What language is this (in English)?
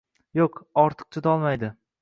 Uzbek